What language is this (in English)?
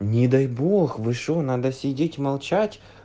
Russian